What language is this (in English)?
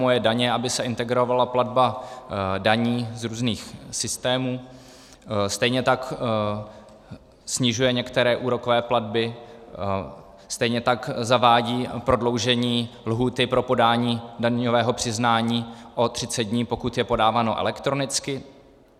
Czech